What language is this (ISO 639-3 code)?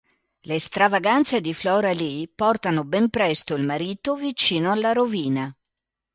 ita